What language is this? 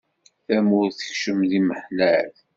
Kabyle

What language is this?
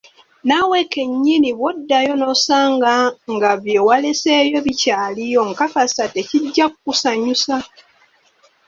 Ganda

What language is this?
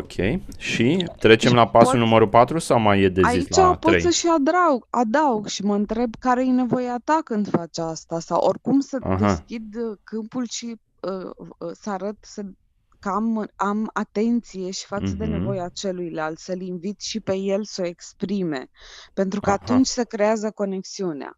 Romanian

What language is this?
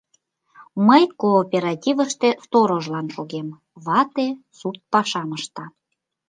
Mari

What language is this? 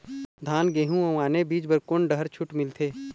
Chhattisgarhi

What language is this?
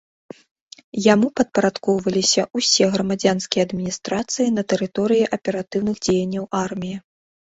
Belarusian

